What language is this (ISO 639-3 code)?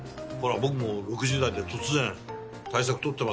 jpn